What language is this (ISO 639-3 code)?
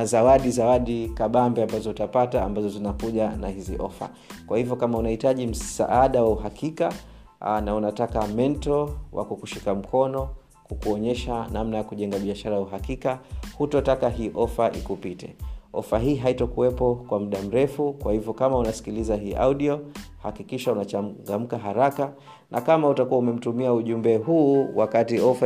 swa